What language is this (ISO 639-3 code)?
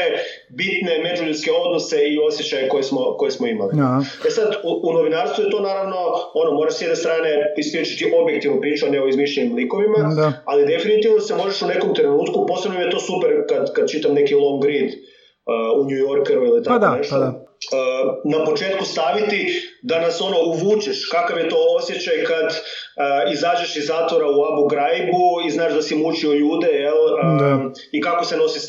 hrv